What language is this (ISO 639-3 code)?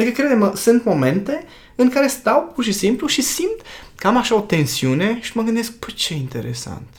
ron